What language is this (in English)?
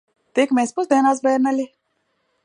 Latvian